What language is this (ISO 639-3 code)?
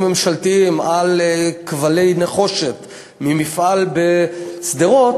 heb